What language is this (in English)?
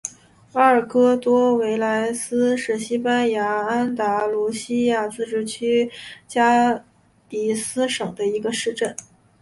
Chinese